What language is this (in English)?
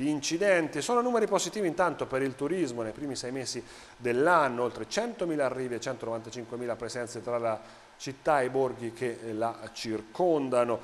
Italian